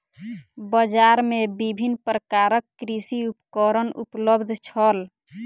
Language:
Maithili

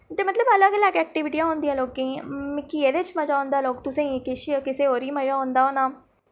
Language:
Dogri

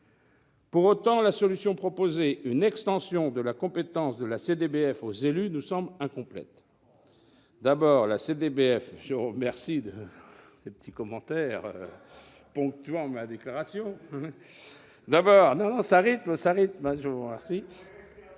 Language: French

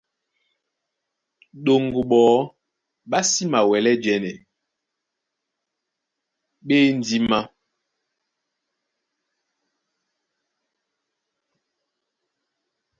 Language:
Duala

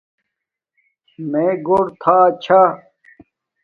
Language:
Domaaki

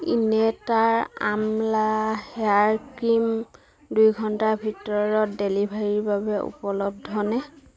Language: Assamese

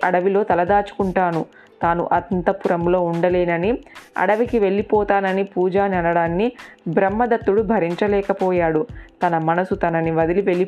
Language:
Telugu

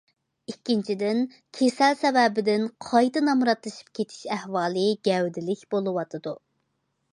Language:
Uyghur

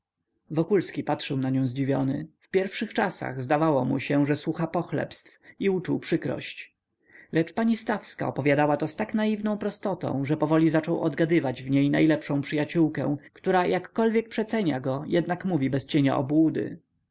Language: Polish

